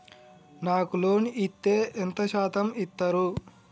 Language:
Telugu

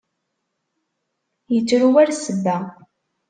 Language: Kabyle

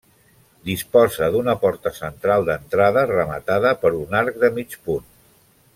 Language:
Catalan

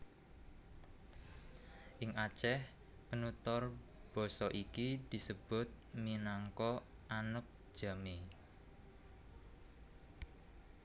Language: Javanese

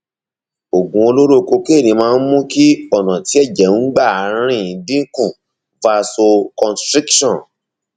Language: Yoruba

